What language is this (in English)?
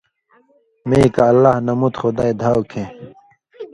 Indus Kohistani